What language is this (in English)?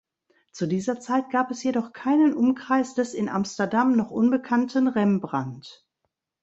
German